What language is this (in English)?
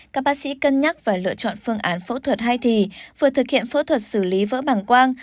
Vietnamese